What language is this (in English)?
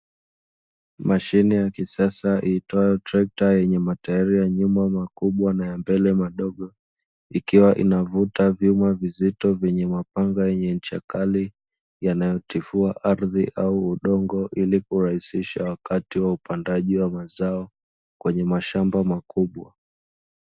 Swahili